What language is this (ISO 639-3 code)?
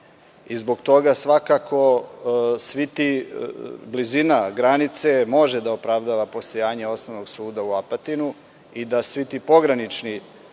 srp